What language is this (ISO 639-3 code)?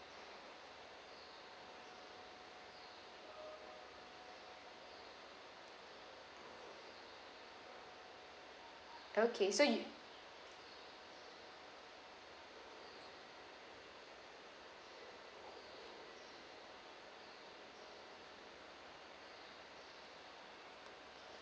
eng